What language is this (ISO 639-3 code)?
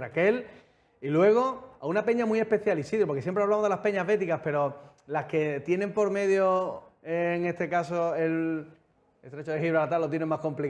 spa